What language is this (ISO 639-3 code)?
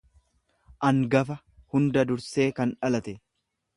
orm